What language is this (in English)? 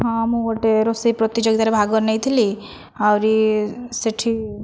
Odia